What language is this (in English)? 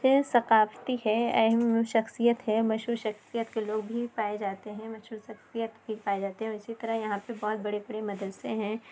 Urdu